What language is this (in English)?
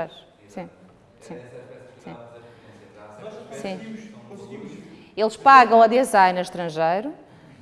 Portuguese